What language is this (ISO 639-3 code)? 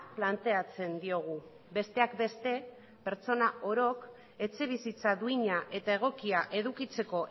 eus